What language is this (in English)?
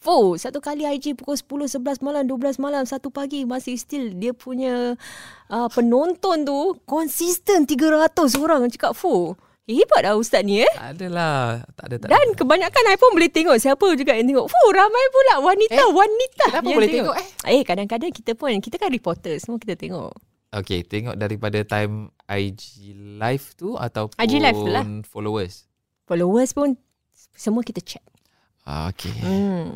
Malay